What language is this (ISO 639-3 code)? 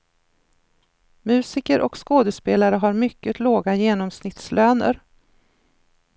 swe